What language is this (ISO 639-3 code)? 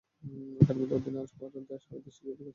ben